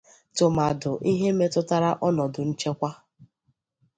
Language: Igbo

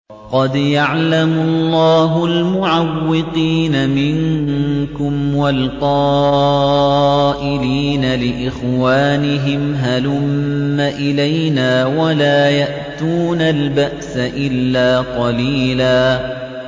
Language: Arabic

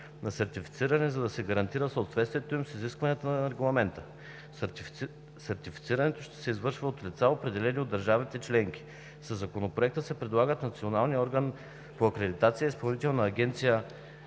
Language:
Bulgarian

